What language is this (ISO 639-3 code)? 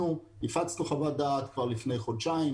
heb